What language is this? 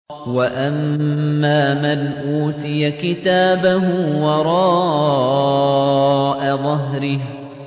Arabic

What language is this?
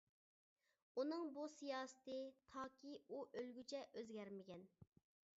Uyghur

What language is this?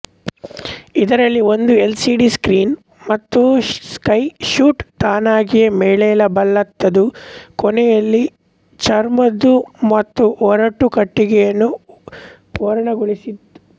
Kannada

